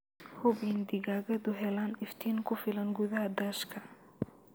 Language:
Somali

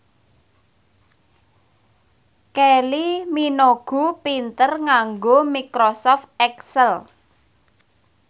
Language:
Javanese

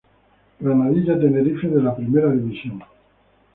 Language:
Spanish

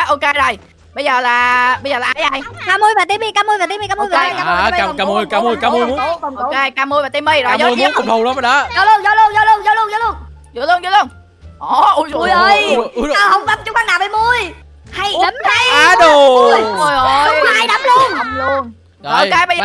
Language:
Vietnamese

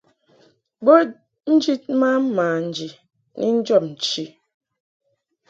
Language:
Mungaka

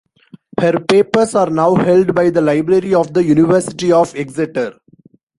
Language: English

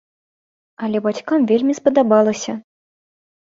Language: Belarusian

